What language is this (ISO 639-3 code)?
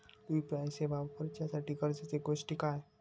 mar